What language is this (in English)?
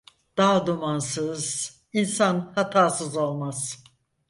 Turkish